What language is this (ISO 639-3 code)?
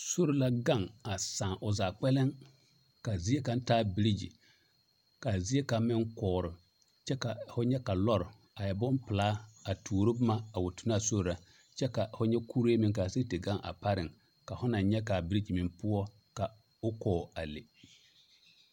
dga